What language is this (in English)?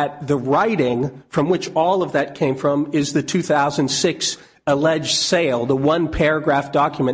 English